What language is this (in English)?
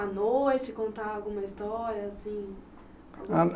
Portuguese